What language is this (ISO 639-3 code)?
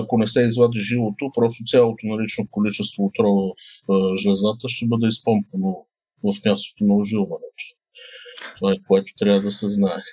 bul